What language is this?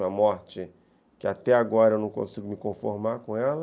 Portuguese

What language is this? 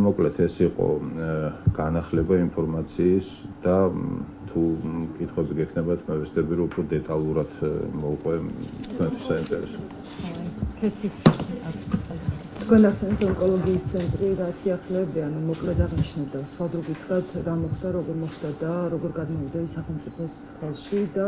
Romanian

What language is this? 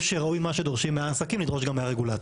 Hebrew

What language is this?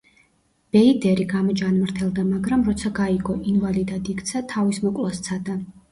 Georgian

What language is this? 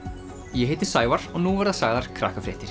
Icelandic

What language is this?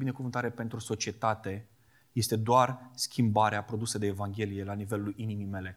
Romanian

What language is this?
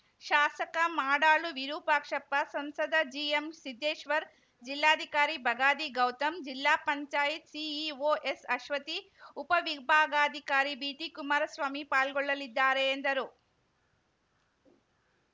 Kannada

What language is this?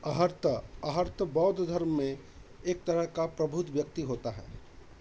Hindi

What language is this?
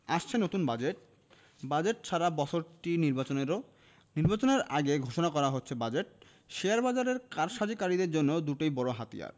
Bangla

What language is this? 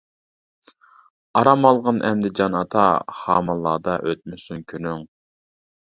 Uyghur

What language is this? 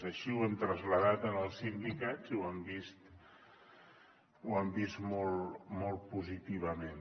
Catalan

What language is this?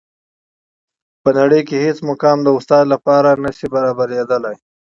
Pashto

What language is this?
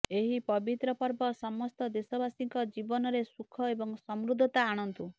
Odia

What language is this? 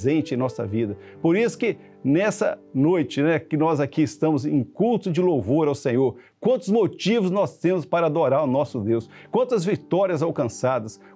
Portuguese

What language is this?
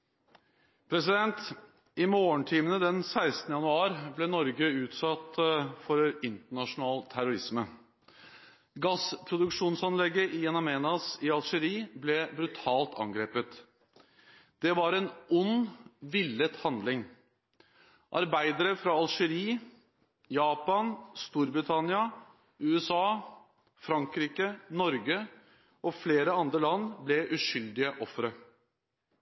Norwegian Bokmål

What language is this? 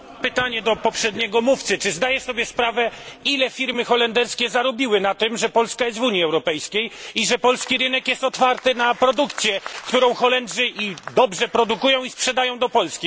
Polish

